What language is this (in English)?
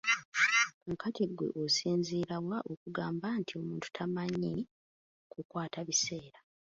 Ganda